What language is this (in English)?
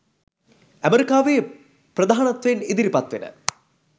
Sinhala